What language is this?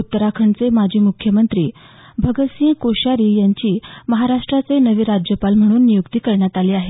Marathi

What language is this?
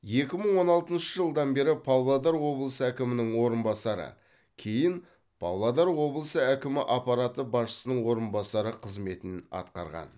Kazakh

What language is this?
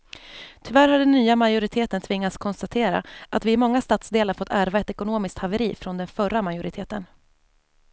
Swedish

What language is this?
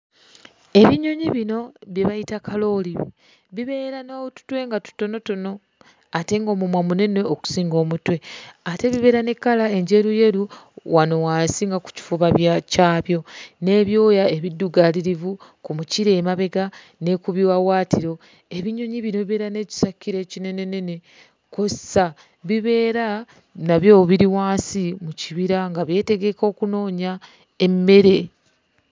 Ganda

